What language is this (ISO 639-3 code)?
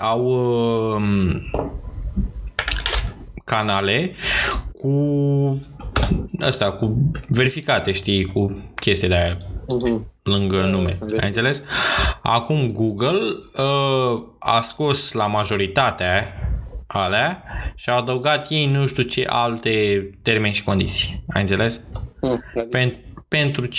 ron